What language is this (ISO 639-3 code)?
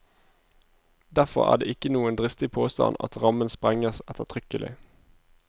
nor